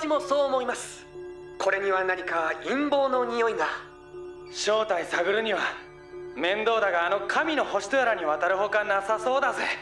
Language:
Japanese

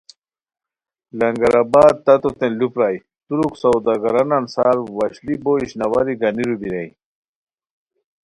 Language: Khowar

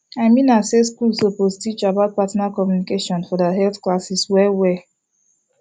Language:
Nigerian Pidgin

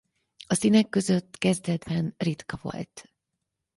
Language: Hungarian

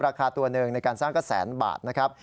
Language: Thai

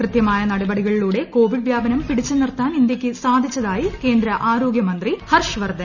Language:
Malayalam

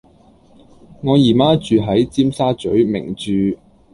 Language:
Cantonese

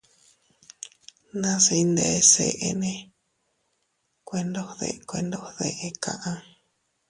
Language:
Teutila Cuicatec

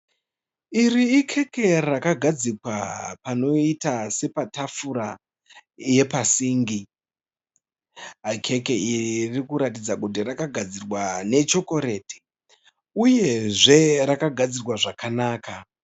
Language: Shona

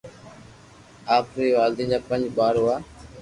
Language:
Loarki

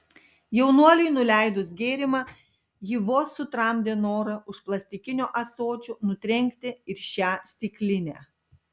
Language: Lithuanian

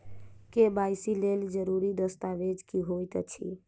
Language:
Maithili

